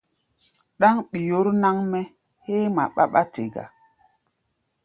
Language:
Gbaya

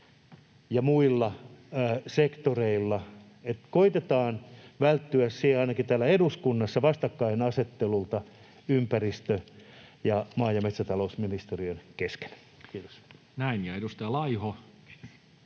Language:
Finnish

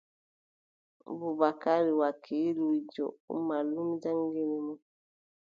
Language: Adamawa Fulfulde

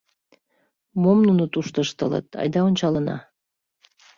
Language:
Mari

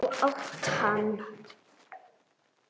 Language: Icelandic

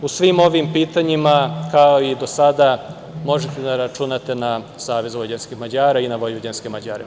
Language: Serbian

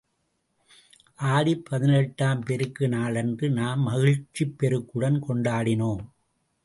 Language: Tamil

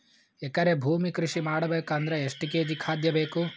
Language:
Kannada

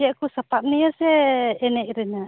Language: Santali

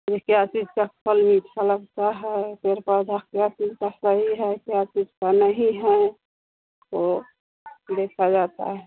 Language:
Hindi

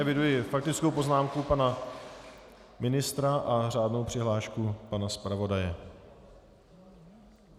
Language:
Czech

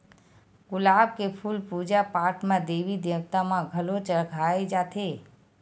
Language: Chhattisgarhi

